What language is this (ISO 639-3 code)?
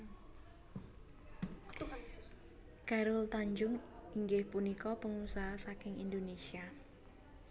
jav